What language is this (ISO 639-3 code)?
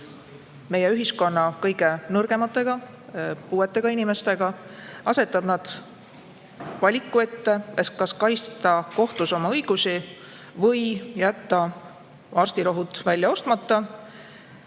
est